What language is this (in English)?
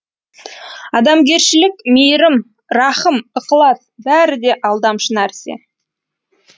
Kazakh